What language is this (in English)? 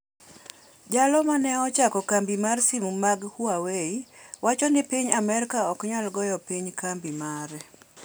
Luo (Kenya and Tanzania)